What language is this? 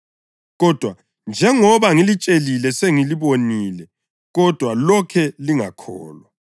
North Ndebele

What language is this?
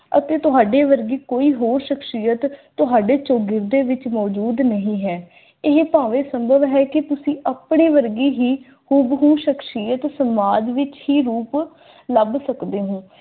Punjabi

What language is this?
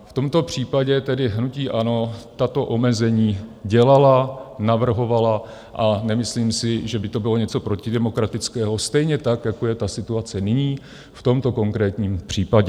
Czech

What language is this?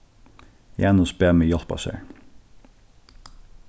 Faroese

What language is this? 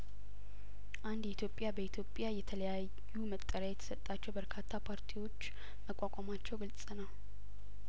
Amharic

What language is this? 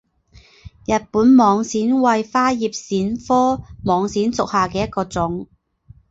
Chinese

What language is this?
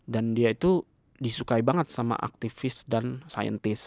Indonesian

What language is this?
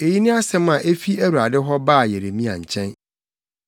Akan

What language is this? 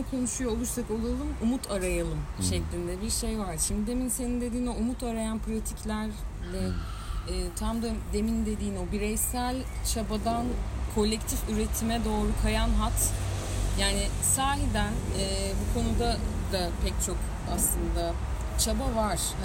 Turkish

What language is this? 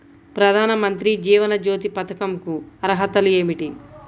Telugu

